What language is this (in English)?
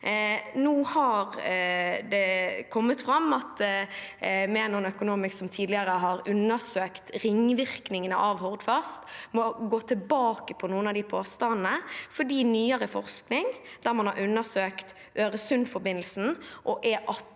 Norwegian